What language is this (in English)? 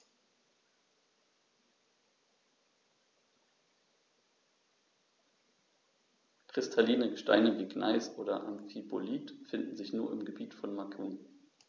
German